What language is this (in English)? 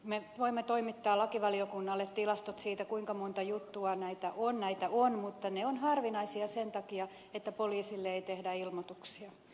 Finnish